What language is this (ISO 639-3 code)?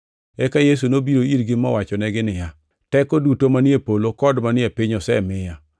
luo